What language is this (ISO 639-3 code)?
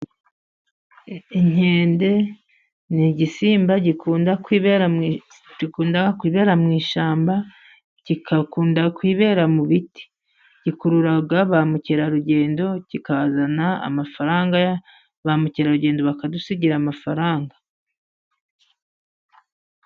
kin